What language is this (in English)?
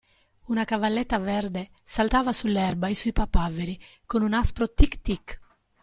Italian